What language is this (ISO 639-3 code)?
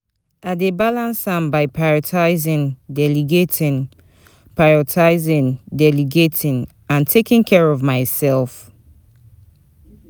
pcm